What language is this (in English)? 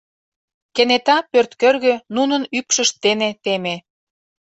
Mari